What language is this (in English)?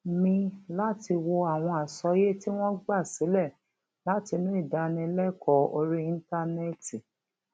Yoruba